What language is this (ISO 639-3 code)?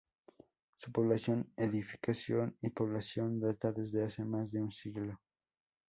spa